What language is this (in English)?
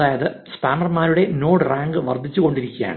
Malayalam